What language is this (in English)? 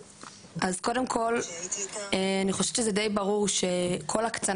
Hebrew